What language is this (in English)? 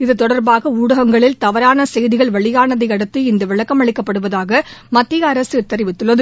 Tamil